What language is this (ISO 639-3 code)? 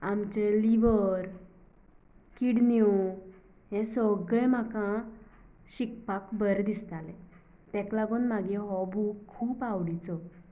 kok